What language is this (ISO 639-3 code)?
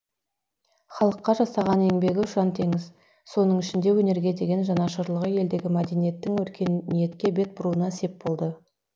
kaz